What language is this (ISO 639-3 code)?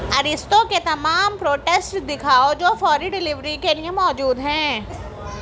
urd